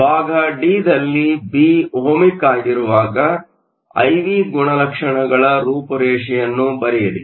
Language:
Kannada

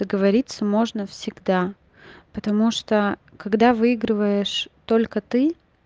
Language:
Russian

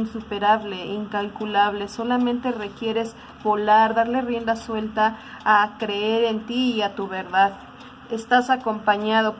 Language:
Spanish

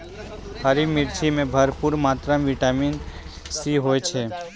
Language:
Maithili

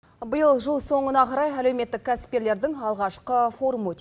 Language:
Kazakh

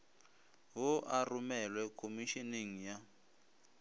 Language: Northern Sotho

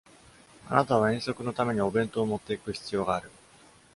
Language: Japanese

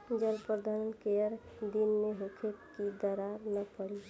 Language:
Bhojpuri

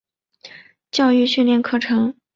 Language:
Chinese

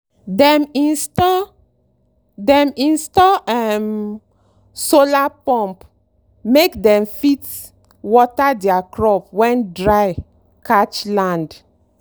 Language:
Nigerian Pidgin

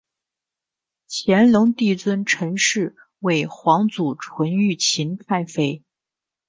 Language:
Chinese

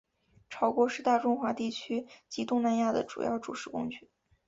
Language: Chinese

